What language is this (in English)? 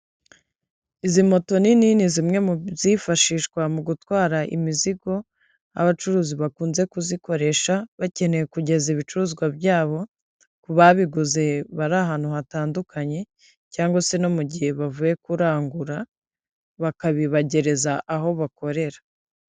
Kinyarwanda